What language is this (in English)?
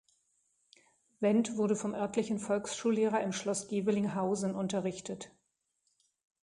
German